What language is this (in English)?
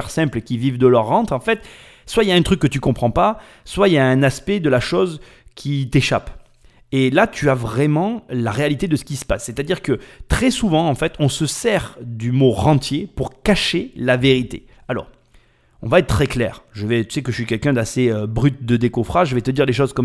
French